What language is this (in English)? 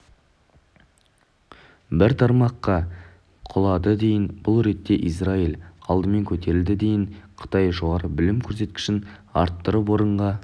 Kazakh